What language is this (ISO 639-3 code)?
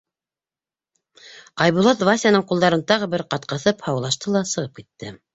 bak